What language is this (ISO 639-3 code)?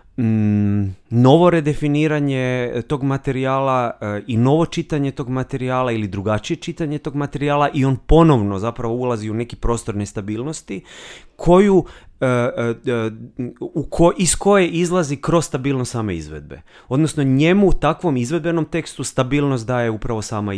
hrv